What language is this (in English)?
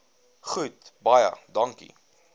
Afrikaans